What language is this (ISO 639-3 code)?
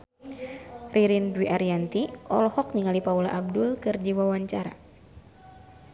sun